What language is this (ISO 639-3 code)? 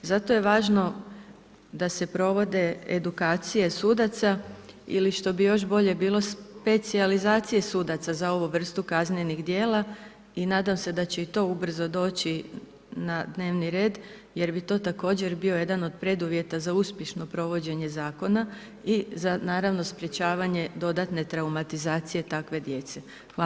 hrv